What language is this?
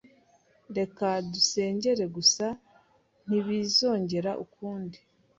Kinyarwanda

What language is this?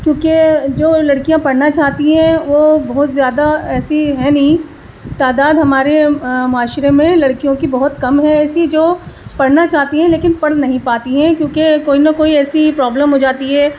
Urdu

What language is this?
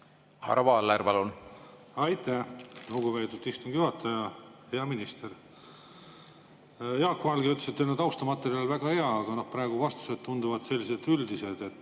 Estonian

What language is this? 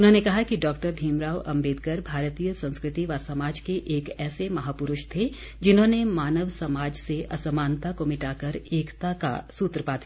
Hindi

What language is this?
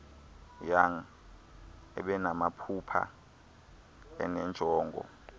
Xhosa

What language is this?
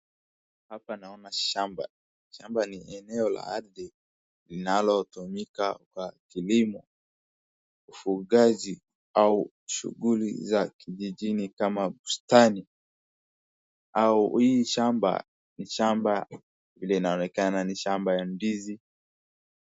Swahili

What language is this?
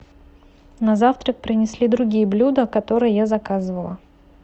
Russian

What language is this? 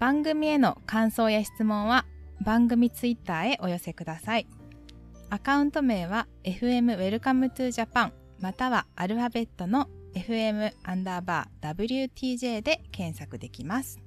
Japanese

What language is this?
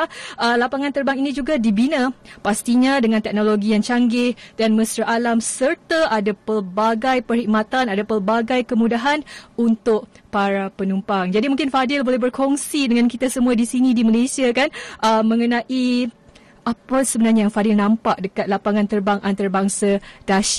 Malay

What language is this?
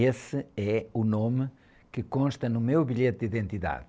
Portuguese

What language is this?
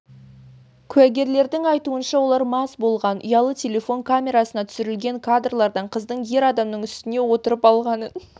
Kazakh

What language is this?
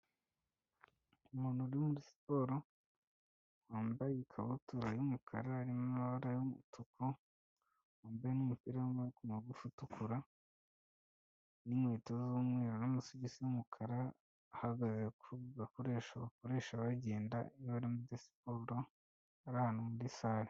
Kinyarwanda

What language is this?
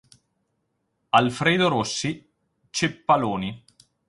Italian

